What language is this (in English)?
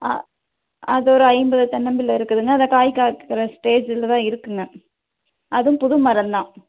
Tamil